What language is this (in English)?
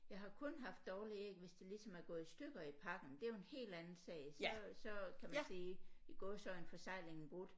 Danish